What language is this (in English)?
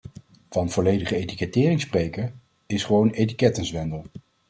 Dutch